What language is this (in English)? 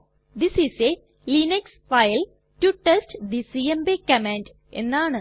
Malayalam